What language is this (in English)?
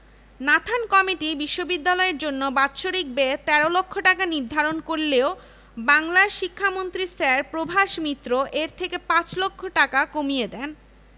Bangla